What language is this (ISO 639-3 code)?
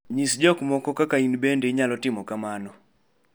luo